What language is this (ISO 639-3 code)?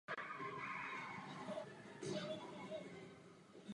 ces